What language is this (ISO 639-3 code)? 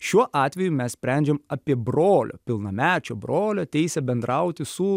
lit